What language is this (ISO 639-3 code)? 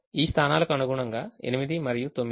tel